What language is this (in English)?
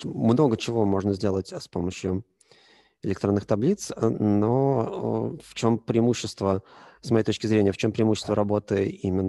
Russian